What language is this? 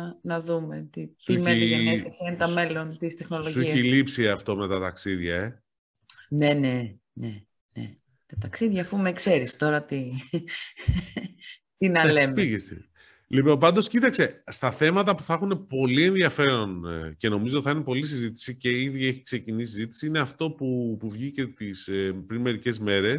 Greek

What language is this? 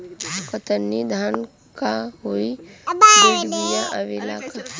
Bhojpuri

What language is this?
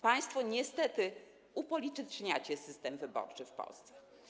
Polish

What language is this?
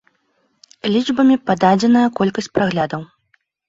Belarusian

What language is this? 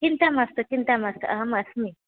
Sanskrit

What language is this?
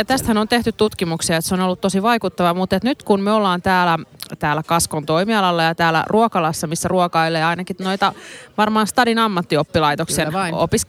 Finnish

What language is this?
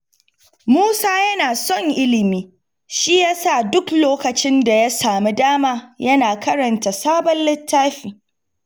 Hausa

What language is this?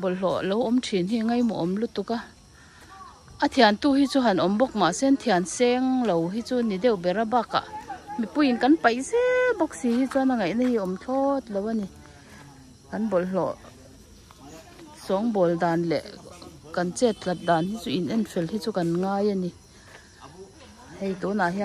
Thai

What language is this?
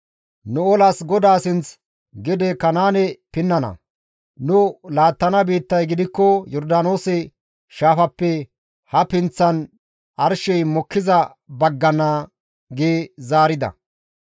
Gamo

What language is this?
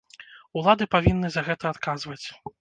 Belarusian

